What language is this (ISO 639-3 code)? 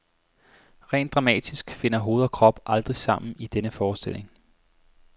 dan